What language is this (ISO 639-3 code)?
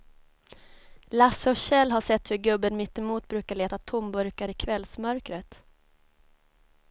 swe